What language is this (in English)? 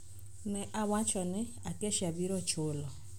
Luo (Kenya and Tanzania)